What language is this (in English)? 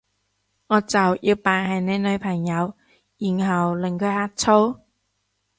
Cantonese